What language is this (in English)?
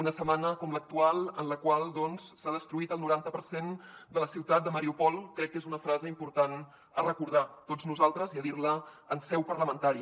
Catalan